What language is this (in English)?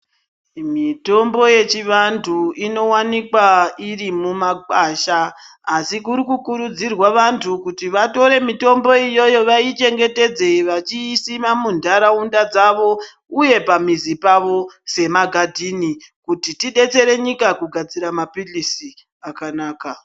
Ndau